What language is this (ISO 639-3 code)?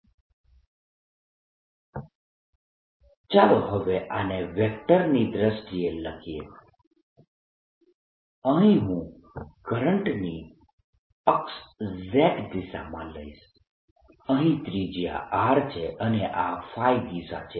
guj